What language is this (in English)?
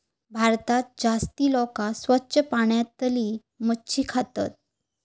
Marathi